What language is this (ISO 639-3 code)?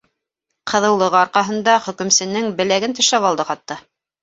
bak